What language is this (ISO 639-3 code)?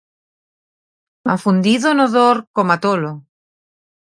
glg